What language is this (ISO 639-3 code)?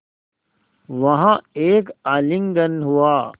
hin